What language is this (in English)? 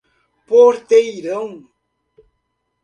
Portuguese